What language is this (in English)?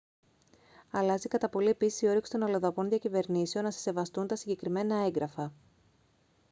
Greek